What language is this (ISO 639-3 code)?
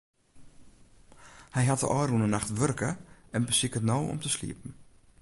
fry